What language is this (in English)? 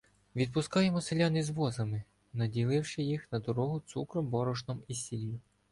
Ukrainian